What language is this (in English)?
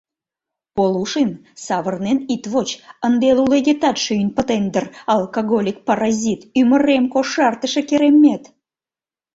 Mari